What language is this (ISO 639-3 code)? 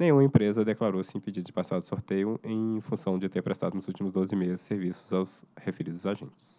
por